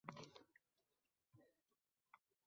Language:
Uzbek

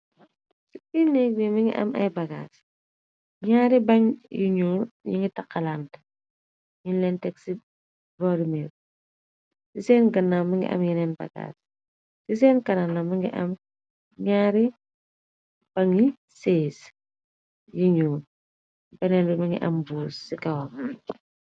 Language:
Wolof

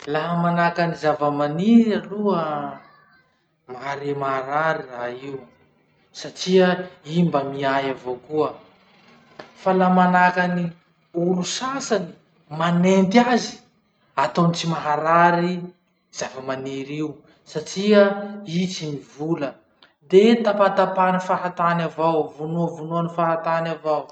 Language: Masikoro Malagasy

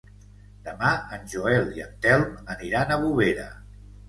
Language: Catalan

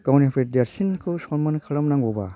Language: Bodo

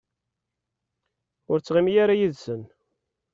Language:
Kabyle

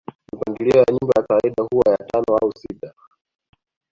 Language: Swahili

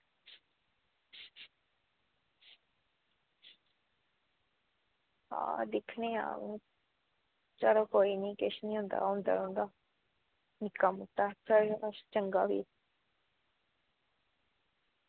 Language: Dogri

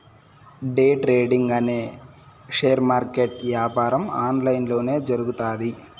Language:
Telugu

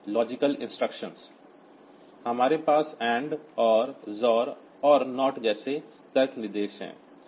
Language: Hindi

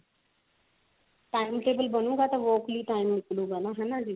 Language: Punjabi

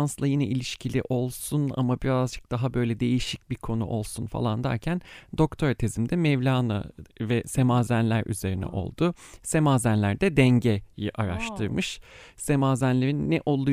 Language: Turkish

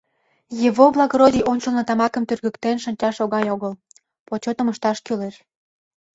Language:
Mari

